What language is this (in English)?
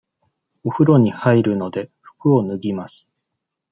Japanese